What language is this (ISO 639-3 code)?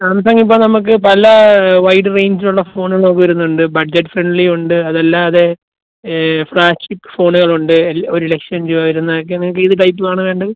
mal